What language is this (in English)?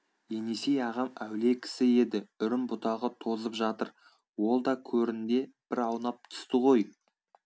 Kazakh